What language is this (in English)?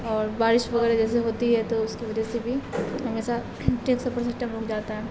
Urdu